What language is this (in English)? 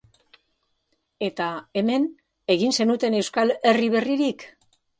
Basque